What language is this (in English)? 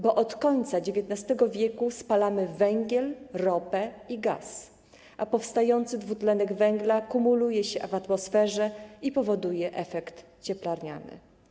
Polish